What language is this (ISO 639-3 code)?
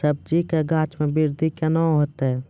mai